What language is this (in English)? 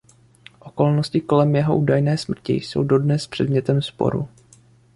Czech